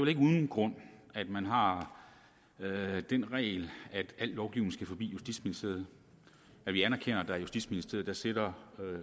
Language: Danish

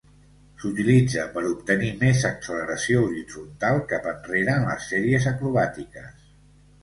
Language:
Catalan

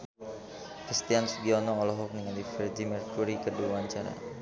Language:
Sundanese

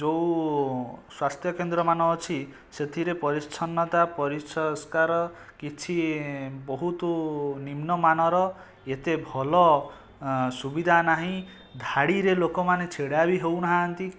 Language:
Odia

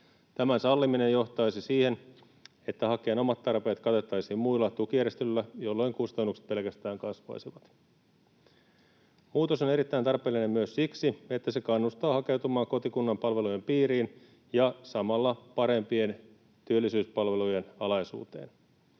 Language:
Finnish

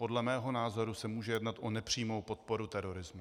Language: Czech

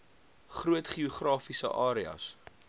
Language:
Afrikaans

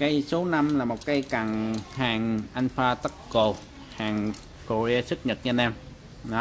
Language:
Vietnamese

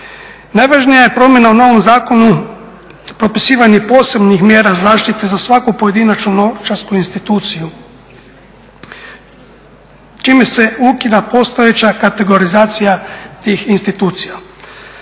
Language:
Croatian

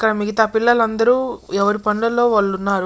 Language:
Telugu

